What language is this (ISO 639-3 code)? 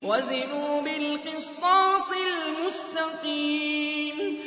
ara